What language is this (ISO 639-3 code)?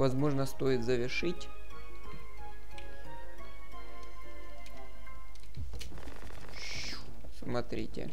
rus